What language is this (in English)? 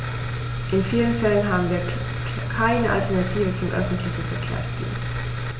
German